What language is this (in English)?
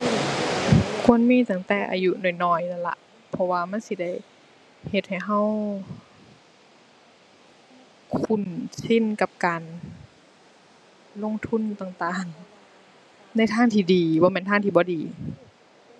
Thai